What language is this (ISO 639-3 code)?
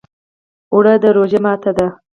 pus